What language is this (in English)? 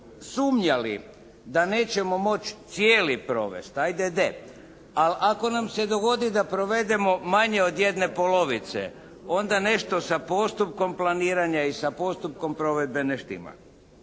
Croatian